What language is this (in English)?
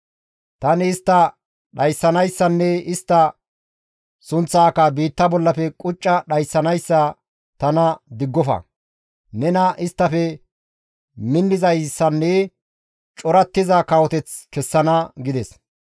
Gamo